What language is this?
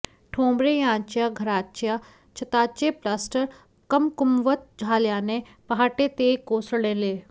Marathi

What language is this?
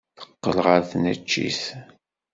Kabyle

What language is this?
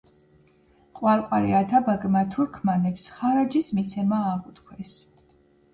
Georgian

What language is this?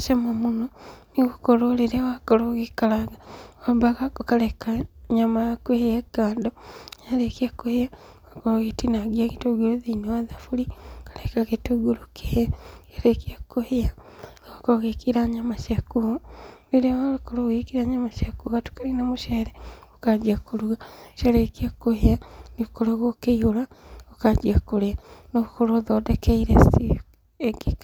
Kikuyu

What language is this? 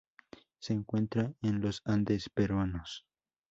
Spanish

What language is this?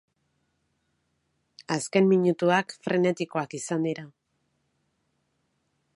Basque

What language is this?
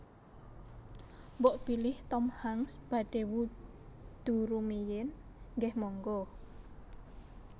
Javanese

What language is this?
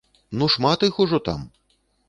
Belarusian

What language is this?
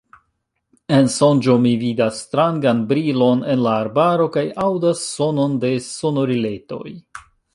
Esperanto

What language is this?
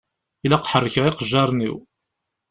Kabyle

